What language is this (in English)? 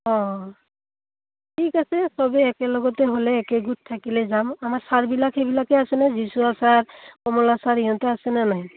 Assamese